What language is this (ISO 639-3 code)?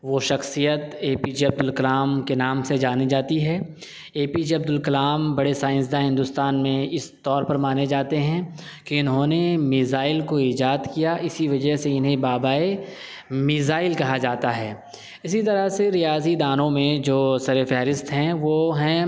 urd